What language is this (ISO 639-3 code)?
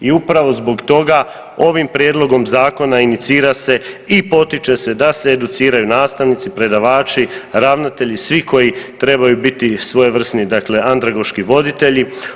hrv